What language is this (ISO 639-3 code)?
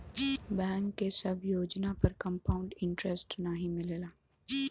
bho